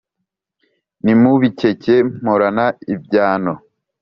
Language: Kinyarwanda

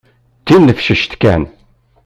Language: Kabyle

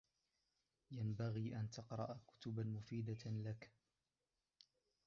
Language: Arabic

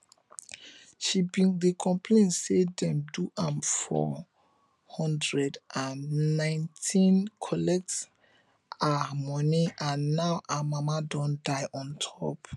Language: Nigerian Pidgin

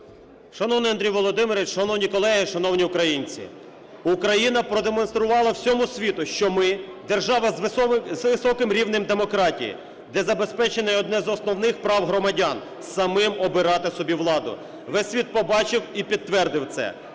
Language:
Ukrainian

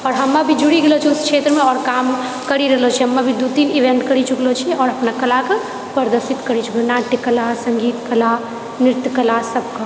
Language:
Maithili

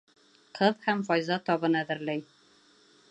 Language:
Bashkir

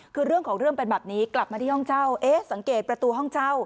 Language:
Thai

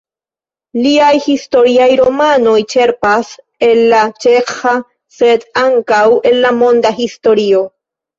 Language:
Esperanto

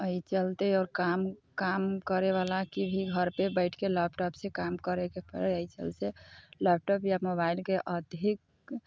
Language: Maithili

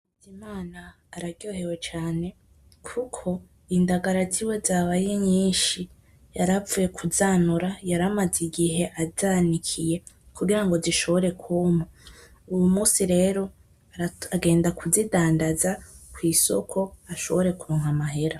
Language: Rundi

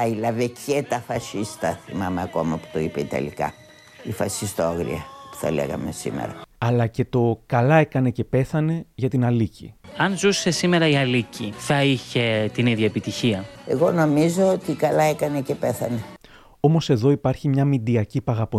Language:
Greek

